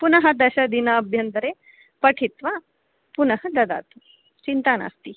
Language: Sanskrit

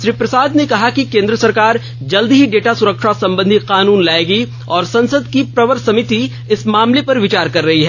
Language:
Hindi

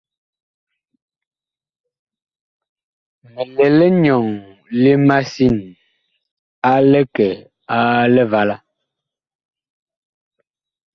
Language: Bakoko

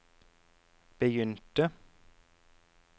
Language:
Norwegian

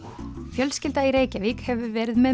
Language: Icelandic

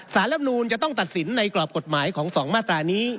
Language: Thai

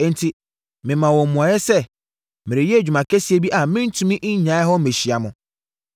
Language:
Akan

